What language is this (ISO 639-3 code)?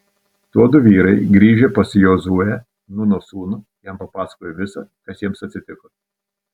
lit